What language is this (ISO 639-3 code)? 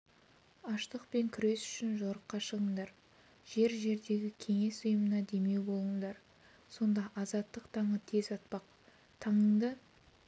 kaz